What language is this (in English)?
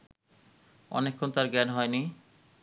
Bangla